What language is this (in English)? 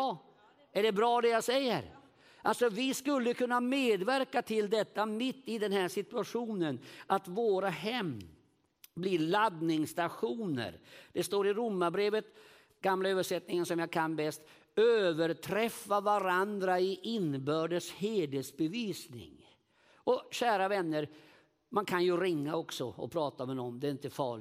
Swedish